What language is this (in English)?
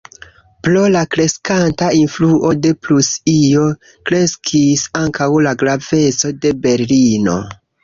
Esperanto